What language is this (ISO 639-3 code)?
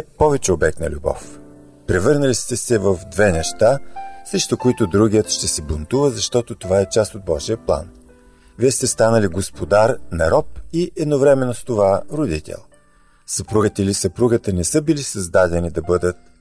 bul